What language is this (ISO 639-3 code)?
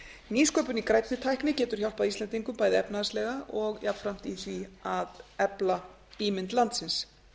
isl